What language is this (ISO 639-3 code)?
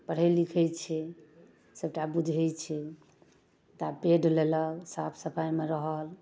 mai